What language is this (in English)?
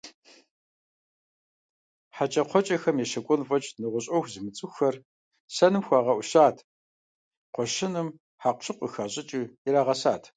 Kabardian